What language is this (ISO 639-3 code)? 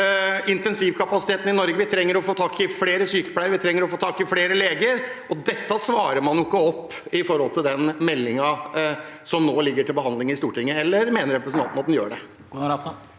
nor